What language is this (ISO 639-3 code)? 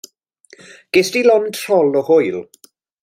cym